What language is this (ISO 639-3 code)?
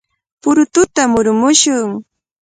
qvl